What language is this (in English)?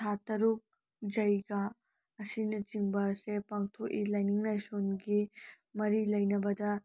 Manipuri